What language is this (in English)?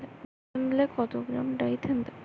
Bangla